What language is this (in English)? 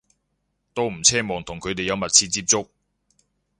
Cantonese